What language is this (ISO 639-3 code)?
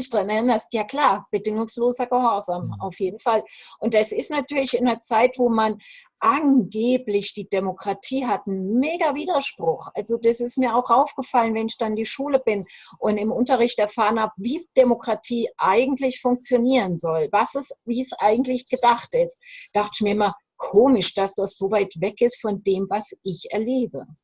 deu